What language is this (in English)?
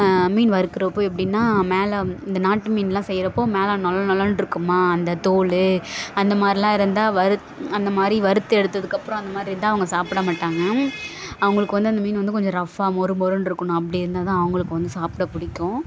Tamil